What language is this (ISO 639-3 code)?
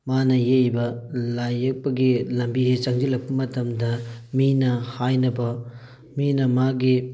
mni